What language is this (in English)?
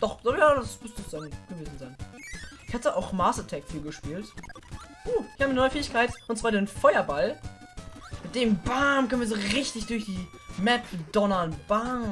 German